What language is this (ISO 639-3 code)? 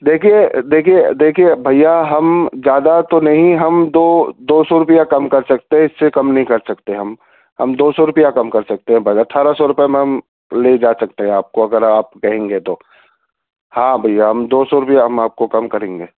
urd